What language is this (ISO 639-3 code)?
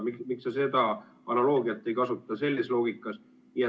est